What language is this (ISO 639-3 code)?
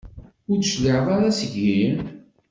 kab